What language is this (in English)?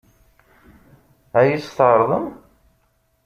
Kabyle